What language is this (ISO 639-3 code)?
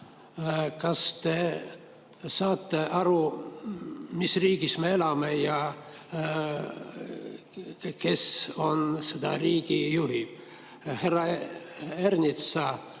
est